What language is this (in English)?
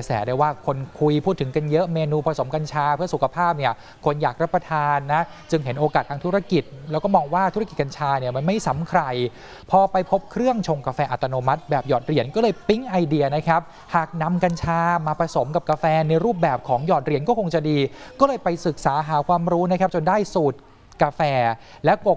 Thai